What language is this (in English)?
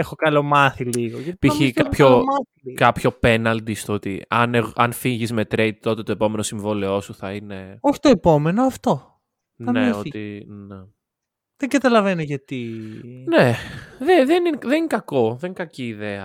Greek